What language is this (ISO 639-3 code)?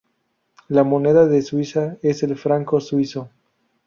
spa